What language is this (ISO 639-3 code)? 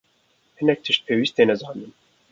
kur